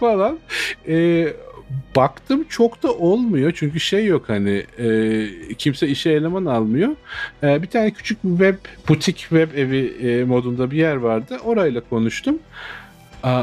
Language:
Turkish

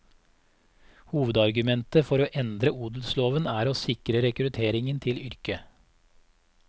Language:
Norwegian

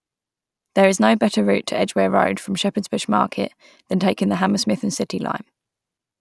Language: English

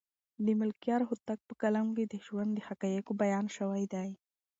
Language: Pashto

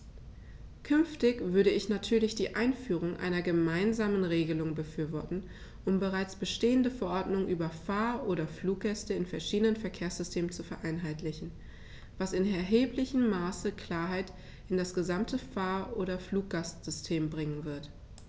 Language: German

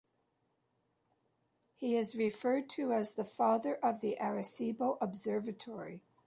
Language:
English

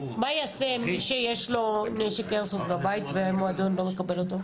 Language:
Hebrew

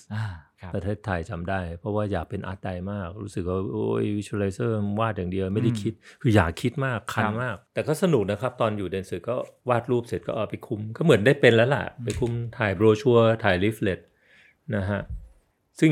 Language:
Thai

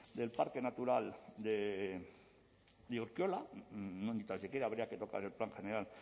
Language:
Spanish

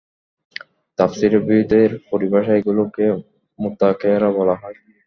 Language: Bangla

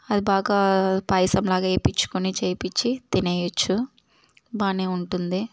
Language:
Telugu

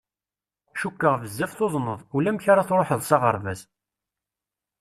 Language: Kabyle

